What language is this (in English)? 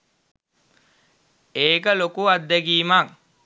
Sinhala